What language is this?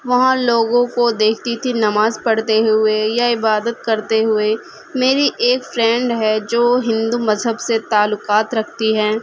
Urdu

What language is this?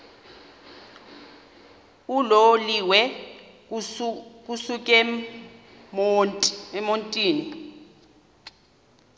Xhosa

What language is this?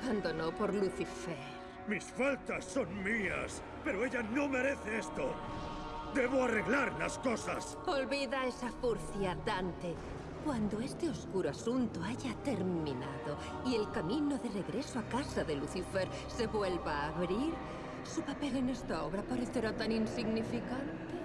Spanish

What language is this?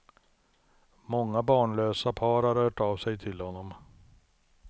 Swedish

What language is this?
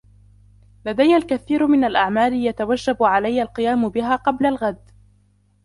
Arabic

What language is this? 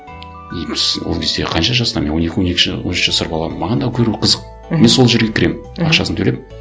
Kazakh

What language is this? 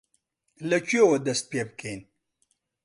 Central Kurdish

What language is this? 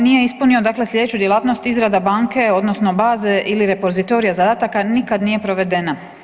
Croatian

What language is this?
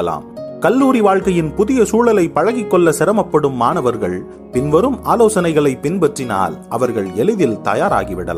Tamil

